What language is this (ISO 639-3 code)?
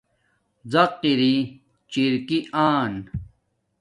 dmk